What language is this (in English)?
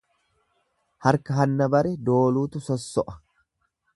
Oromo